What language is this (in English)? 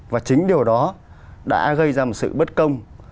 Vietnamese